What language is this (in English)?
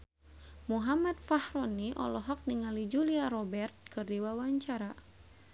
Sundanese